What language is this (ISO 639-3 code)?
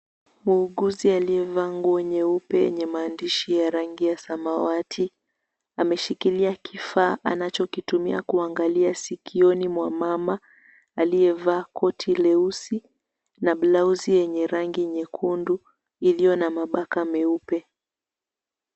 swa